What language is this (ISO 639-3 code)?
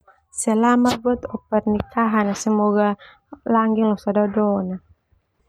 twu